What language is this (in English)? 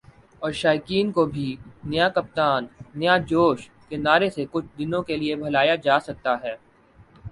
Urdu